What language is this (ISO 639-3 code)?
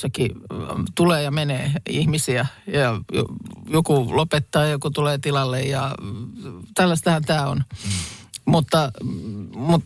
fin